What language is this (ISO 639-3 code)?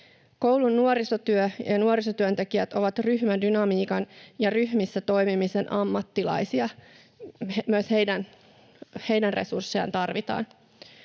fin